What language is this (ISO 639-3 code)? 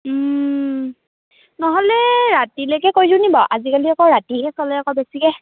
asm